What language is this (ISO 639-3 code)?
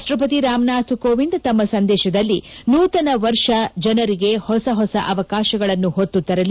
kan